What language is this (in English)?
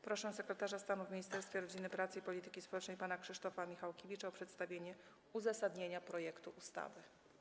Polish